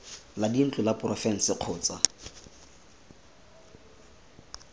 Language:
Tswana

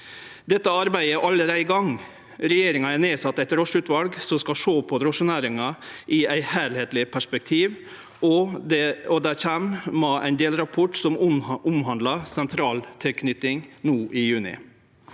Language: Norwegian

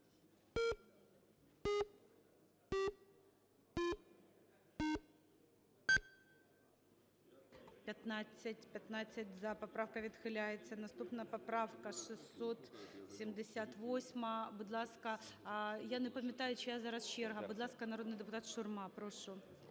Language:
Ukrainian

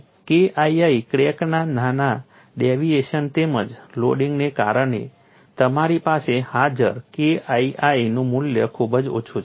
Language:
Gujarati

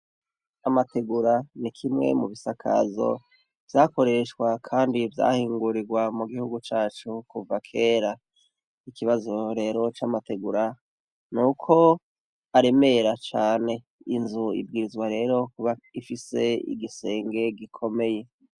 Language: Rundi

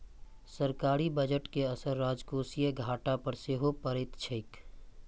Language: Maithili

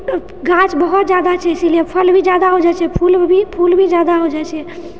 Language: Maithili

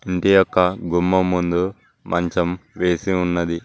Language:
Telugu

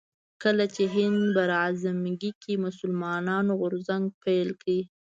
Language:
Pashto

